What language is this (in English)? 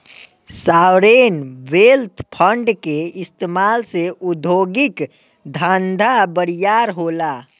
Bhojpuri